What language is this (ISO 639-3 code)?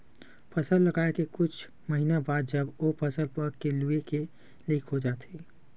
hne